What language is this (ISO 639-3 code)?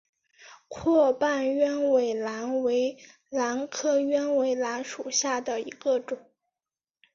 zho